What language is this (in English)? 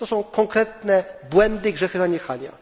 Polish